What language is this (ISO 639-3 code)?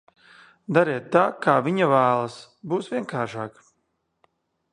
lav